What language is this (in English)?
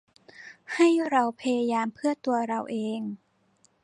Thai